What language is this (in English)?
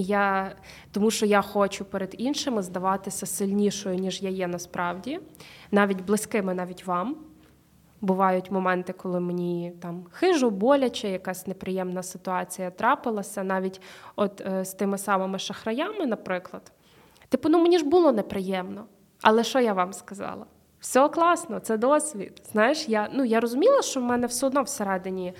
Ukrainian